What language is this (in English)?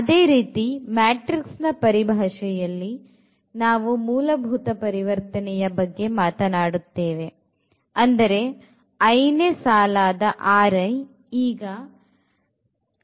Kannada